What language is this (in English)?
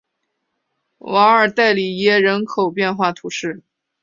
Chinese